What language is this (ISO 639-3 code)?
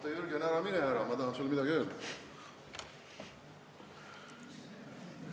est